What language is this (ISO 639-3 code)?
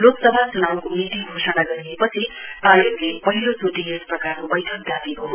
nep